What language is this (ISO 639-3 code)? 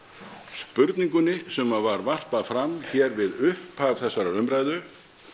isl